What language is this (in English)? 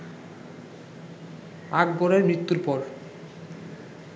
Bangla